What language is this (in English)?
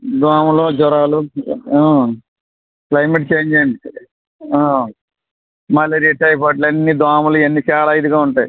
Telugu